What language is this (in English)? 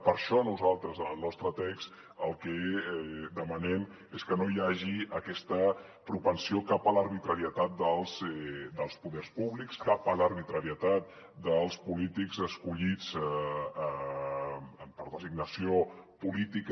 Catalan